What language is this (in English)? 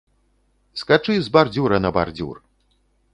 Belarusian